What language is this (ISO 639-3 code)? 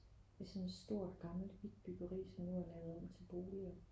dan